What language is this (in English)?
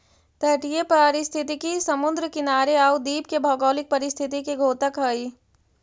Magahi